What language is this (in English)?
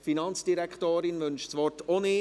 Swiss German